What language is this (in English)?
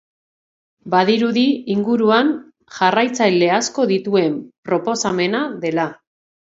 Basque